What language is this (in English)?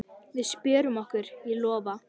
Icelandic